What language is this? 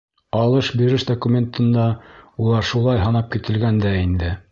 Bashkir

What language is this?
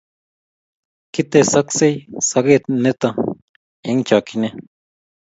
Kalenjin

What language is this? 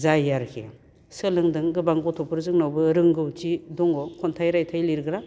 Bodo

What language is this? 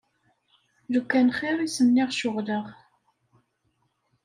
Kabyle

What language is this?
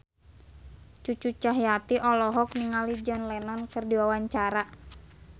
Sundanese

